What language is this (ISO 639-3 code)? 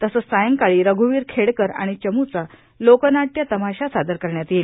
mar